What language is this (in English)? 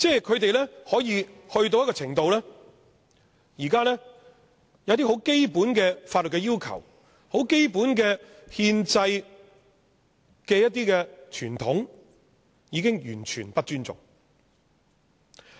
Cantonese